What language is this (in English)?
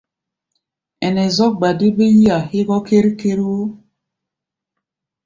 Gbaya